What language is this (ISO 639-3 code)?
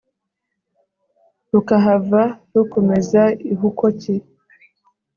kin